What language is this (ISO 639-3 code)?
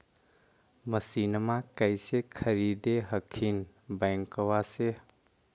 mag